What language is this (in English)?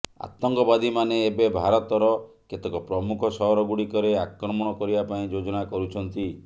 Odia